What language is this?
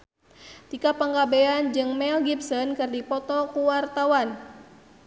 Sundanese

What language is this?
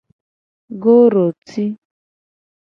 Gen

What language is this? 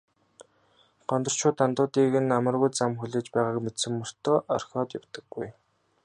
Mongolian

